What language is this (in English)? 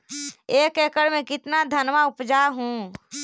Magahi